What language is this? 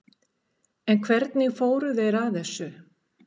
Icelandic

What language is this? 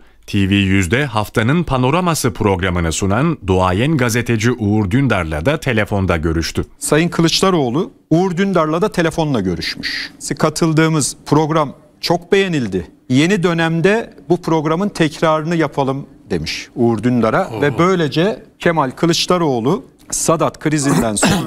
Turkish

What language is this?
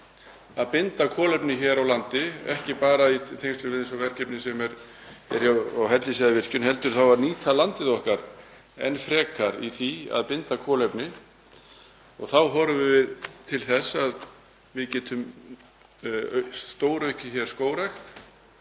Icelandic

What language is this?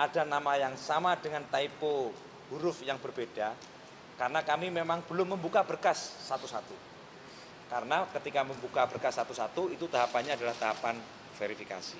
Indonesian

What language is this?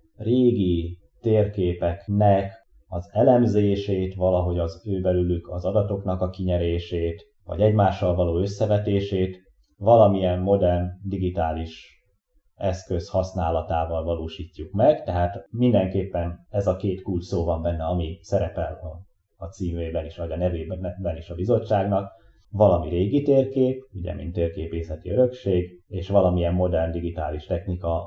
Hungarian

